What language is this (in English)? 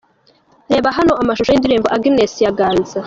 Kinyarwanda